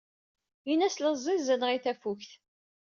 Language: Kabyle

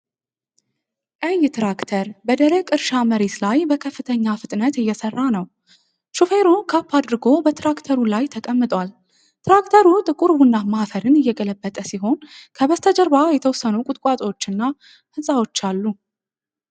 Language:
Amharic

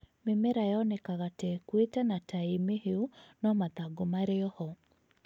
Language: Kikuyu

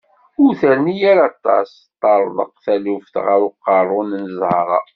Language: Kabyle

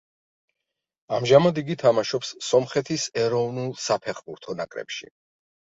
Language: Georgian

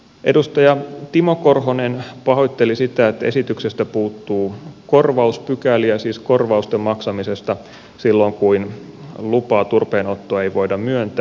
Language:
Finnish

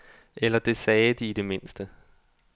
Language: Danish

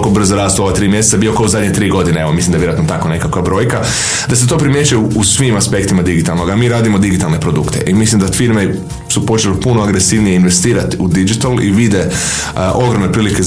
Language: Croatian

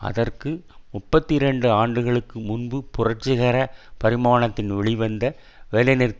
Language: Tamil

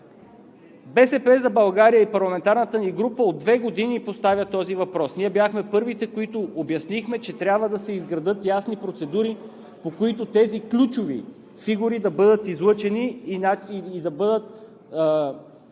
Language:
Bulgarian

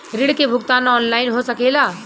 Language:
Bhojpuri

